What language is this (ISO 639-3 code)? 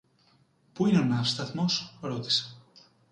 ell